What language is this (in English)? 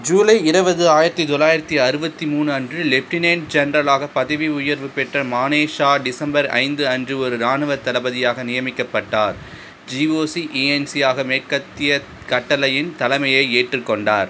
Tamil